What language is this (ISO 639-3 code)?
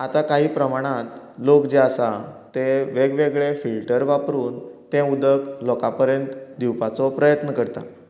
kok